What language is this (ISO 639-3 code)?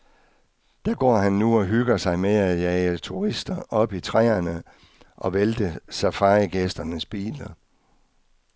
dan